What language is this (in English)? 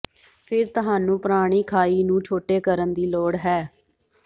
Punjabi